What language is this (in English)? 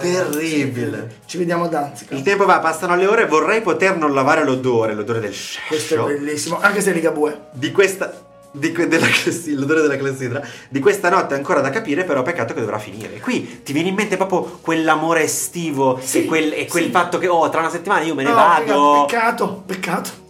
Italian